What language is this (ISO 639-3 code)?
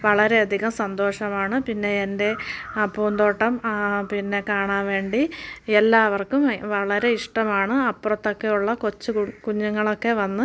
mal